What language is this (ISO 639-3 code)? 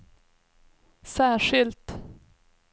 swe